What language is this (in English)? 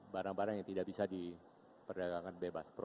Indonesian